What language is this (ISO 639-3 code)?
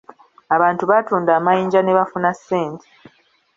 lug